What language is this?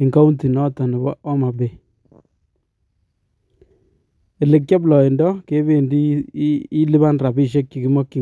Kalenjin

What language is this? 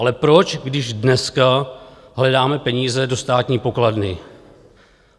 Czech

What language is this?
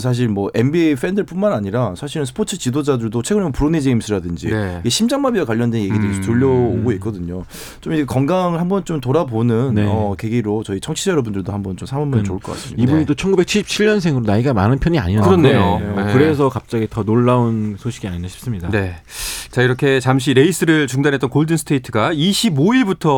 Korean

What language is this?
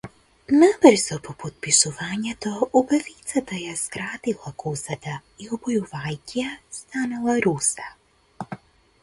Macedonian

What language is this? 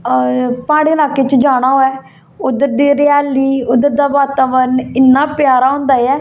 Dogri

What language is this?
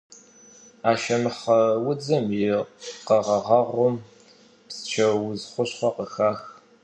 Kabardian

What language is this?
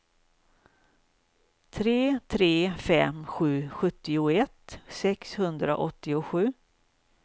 Swedish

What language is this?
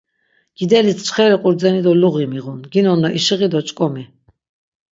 Laz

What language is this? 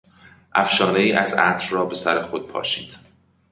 Persian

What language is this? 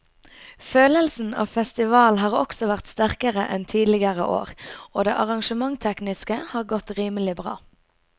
Norwegian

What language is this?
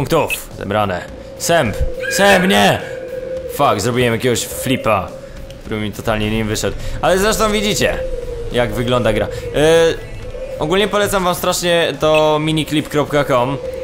Polish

